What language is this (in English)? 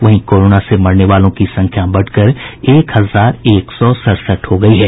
Hindi